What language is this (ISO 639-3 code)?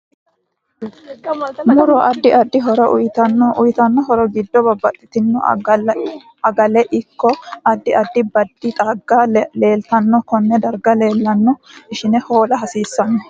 sid